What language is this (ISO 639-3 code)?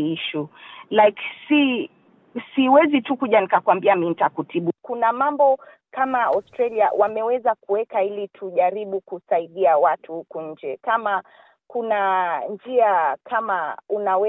swa